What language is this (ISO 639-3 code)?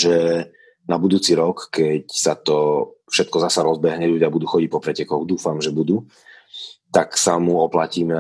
slk